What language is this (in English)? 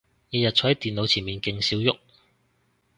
Cantonese